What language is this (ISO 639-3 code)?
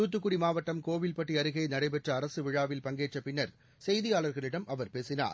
tam